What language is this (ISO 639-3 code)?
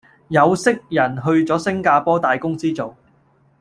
yue